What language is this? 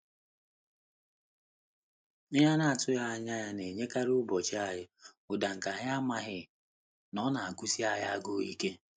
Igbo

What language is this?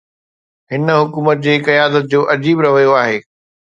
Sindhi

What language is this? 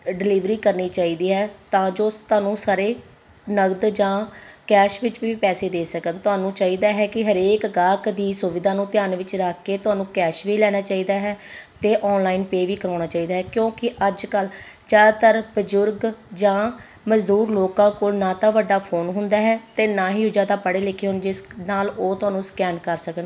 Punjabi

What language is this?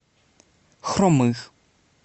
Russian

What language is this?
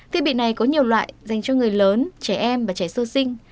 Vietnamese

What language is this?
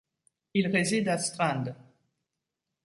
French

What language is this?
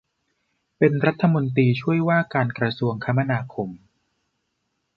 Thai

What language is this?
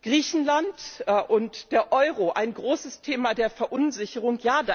German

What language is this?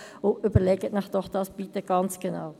Swiss German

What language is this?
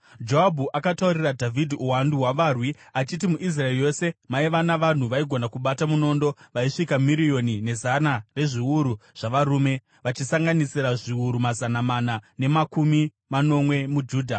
Shona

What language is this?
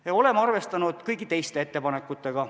Estonian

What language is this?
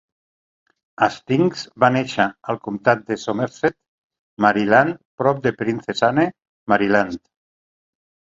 Catalan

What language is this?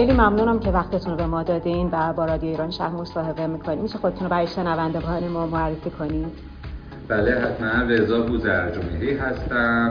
Persian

